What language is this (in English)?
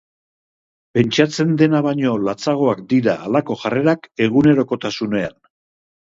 Basque